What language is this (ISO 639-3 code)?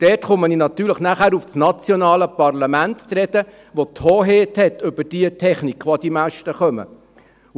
gsw